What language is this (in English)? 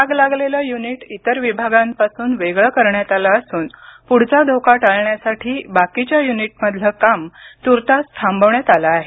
Marathi